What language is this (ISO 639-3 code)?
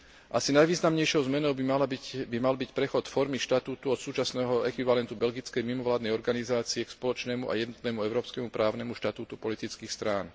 slk